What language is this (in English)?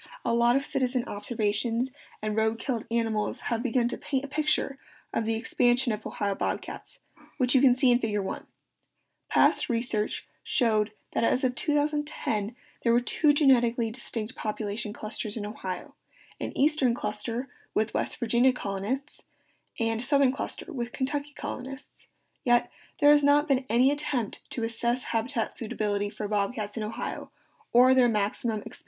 English